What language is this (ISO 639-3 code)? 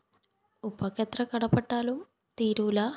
mal